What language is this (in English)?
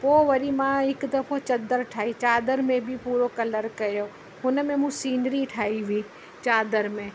Sindhi